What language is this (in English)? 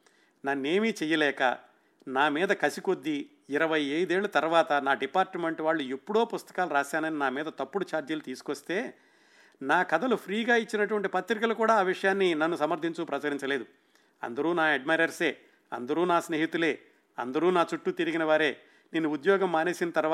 Telugu